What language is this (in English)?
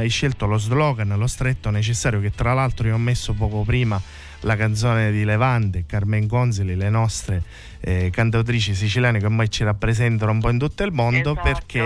Italian